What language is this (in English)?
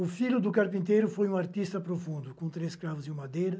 Portuguese